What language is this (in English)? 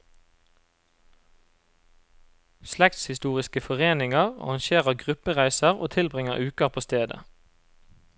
Norwegian